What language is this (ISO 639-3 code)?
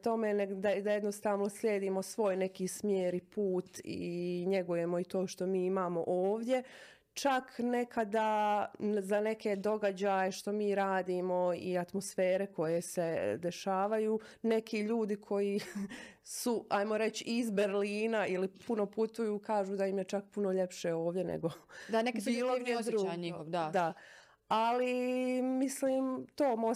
hrv